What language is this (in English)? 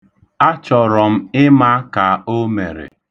Igbo